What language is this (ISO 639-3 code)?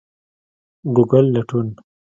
pus